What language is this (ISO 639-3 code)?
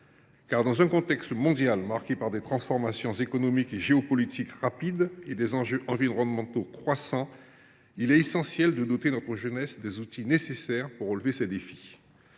fra